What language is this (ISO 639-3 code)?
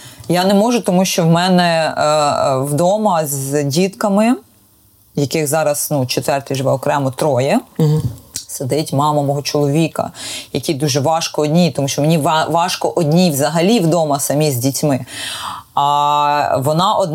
ukr